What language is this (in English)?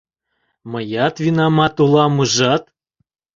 Mari